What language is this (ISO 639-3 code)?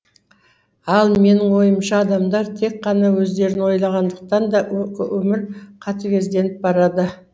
kaz